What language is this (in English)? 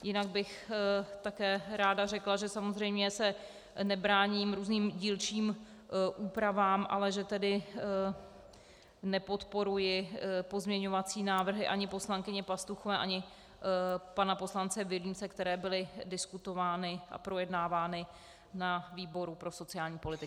Czech